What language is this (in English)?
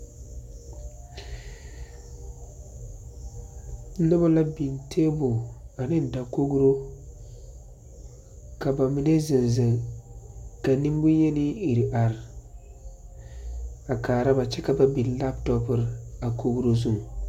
Southern Dagaare